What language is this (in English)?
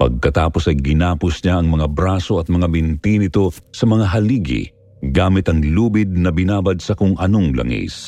Filipino